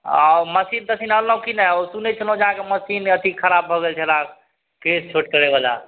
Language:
Maithili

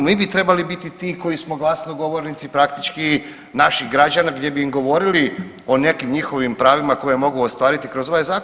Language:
Croatian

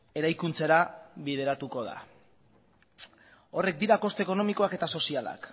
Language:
Basque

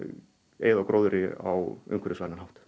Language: Icelandic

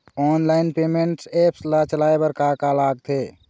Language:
Chhattisgarhi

